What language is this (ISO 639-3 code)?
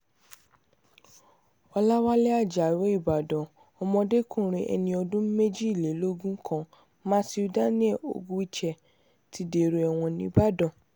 yor